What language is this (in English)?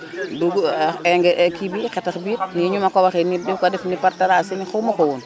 Wolof